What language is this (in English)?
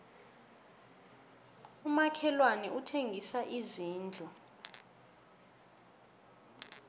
South Ndebele